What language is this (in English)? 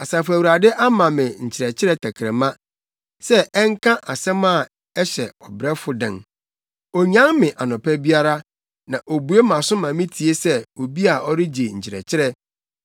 Akan